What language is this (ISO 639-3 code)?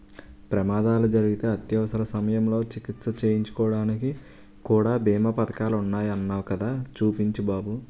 tel